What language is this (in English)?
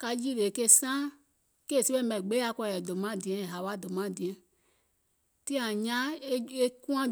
Gola